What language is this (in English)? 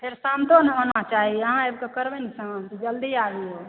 Maithili